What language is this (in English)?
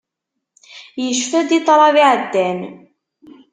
Kabyle